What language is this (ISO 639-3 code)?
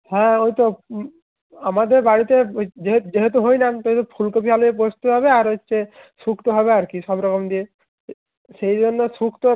ben